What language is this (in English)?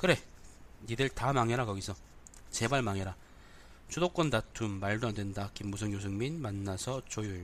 Korean